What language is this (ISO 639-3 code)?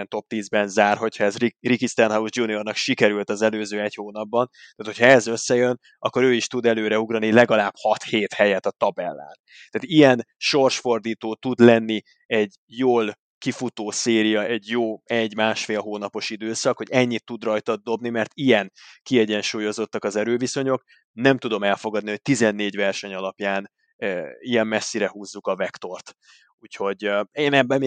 hun